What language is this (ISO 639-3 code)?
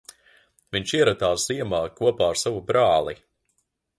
lav